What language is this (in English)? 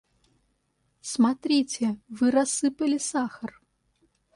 Russian